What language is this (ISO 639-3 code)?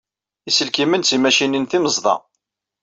kab